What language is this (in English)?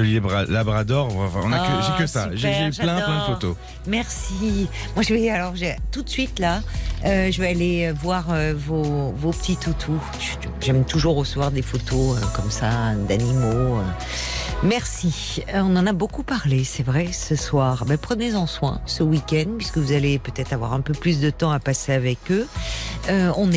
French